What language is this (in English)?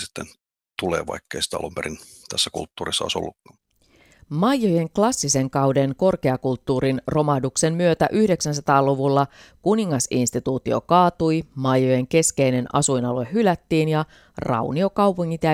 Finnish